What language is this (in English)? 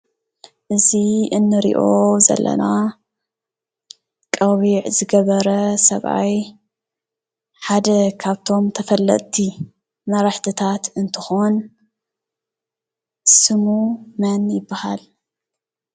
Tigrinya